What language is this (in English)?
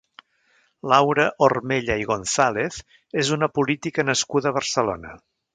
Catalan